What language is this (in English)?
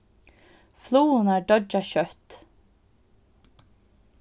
Faroese